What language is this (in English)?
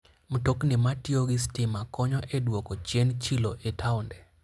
Luo (Kenya and Tanzania)